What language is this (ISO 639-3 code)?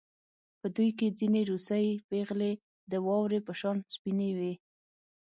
pus